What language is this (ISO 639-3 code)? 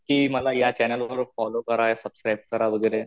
mar